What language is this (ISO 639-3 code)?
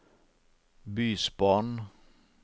nor